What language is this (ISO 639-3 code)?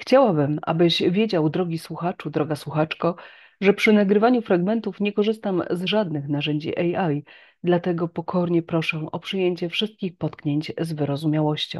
pol